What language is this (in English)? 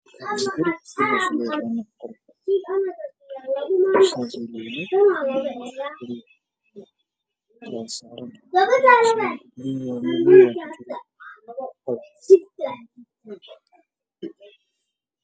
Somali